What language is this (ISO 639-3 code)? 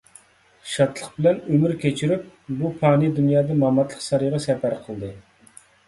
uig